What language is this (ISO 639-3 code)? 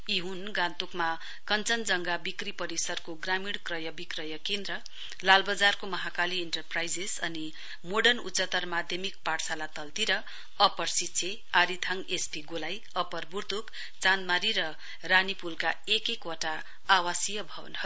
nep